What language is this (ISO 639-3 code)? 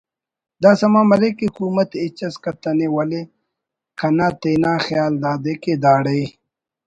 brh